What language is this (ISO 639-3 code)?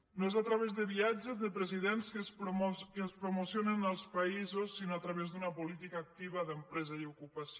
cat